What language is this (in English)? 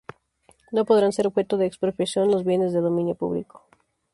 Spanish